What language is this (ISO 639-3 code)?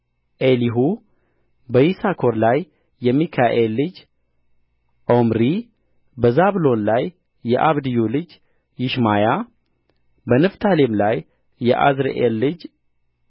amh